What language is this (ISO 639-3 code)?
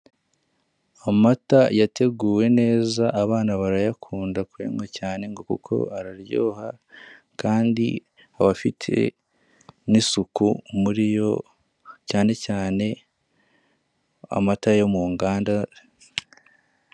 kin